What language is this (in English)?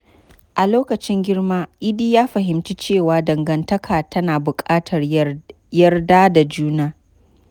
Hausa